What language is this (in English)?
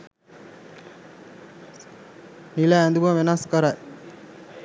Sinhala